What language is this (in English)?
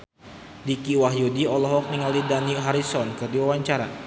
Sundanese